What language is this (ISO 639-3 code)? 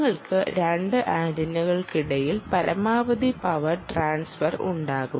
mal